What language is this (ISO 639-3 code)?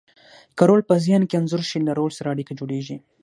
pus